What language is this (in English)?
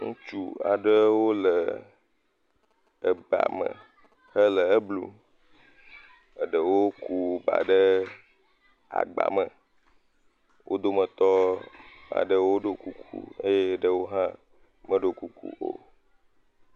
Ewe